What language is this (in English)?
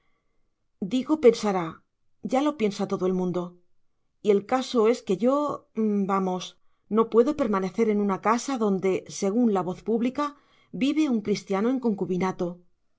Spanish